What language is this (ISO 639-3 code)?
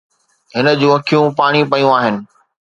snd